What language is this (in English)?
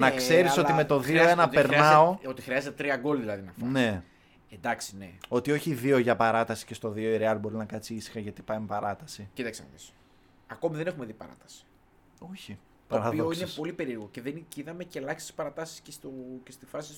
Greek